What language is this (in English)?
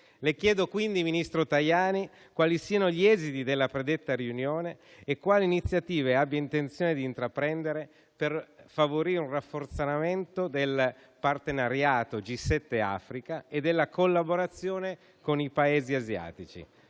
Italian